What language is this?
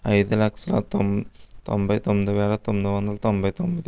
Telugu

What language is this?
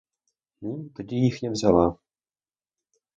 Ukrainian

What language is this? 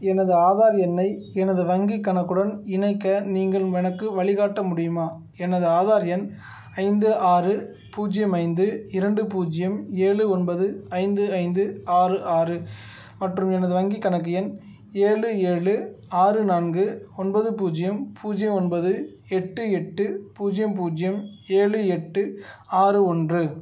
Tamil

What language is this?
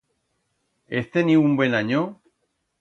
Aragonese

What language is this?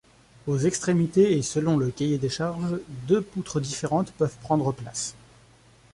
French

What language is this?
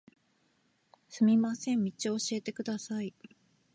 Japanese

